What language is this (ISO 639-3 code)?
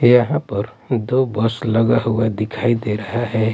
hin